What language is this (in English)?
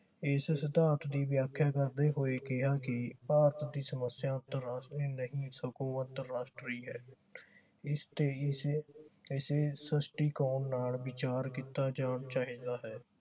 Punjabi